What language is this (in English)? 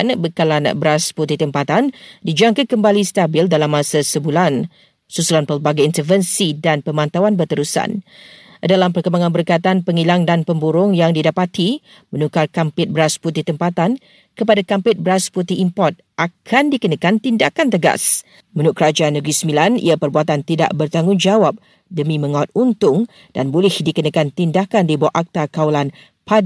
Malay